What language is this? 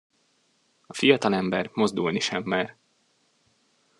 Hungarian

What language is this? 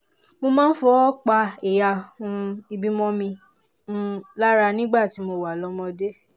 Yoruba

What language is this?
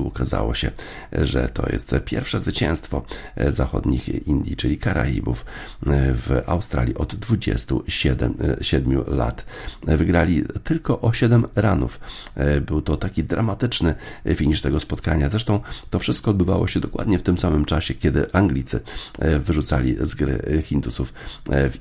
Polish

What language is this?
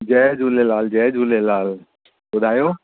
Sindhi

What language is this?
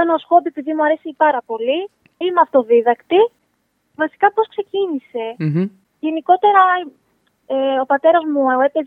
Greek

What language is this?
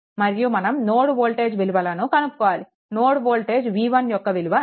Telugu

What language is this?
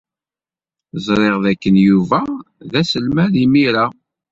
Kabyle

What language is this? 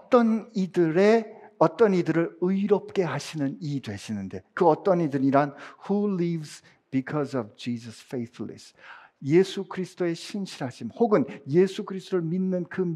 Korean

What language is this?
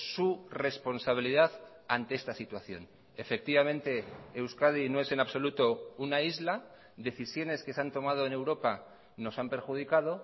Spanish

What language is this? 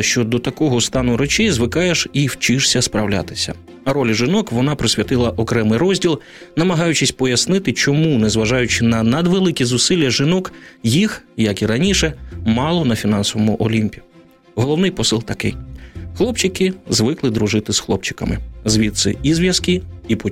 Ukrainian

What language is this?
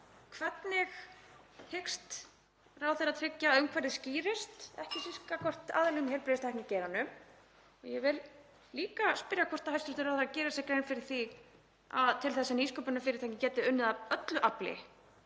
Icelandic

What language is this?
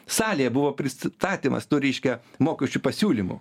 Lithuanian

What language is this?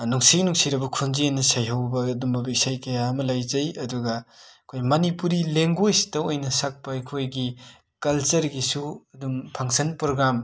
Manipuri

